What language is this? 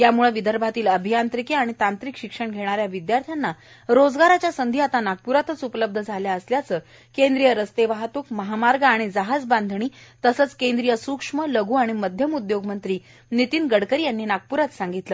Marathi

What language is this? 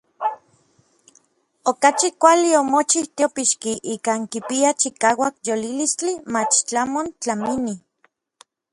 Orizaba Nahuatl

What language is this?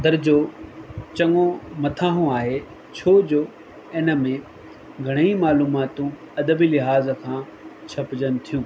Sindhi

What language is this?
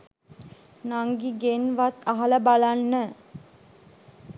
Sinhala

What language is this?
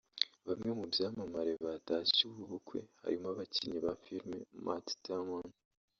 Kinyarwanda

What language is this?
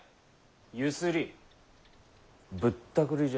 Japanese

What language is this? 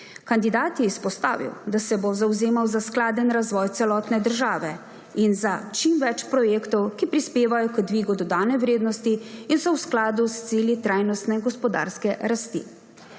Slovenian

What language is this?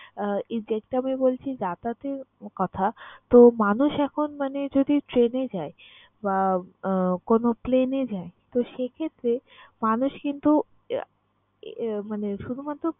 Bangla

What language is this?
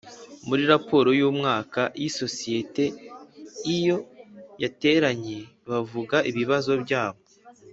Kinyarwanda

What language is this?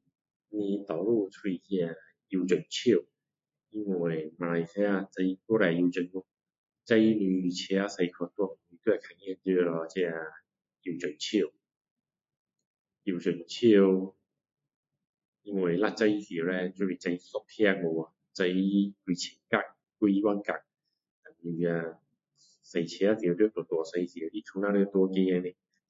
Min Dong Chinese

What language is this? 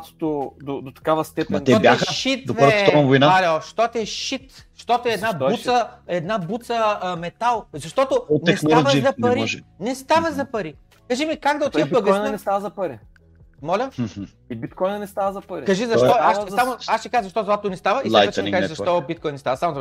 Bulgarian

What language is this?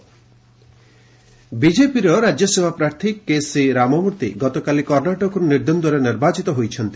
Odia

